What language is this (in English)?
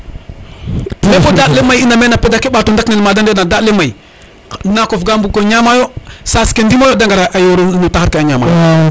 Serer